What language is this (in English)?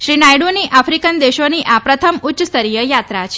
Gujarati